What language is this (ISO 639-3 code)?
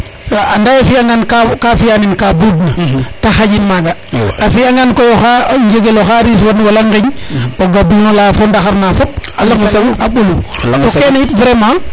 srr